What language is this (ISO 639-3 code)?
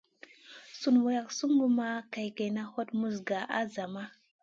mcn